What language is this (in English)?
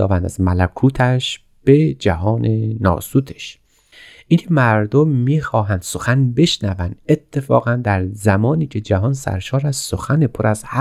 Persian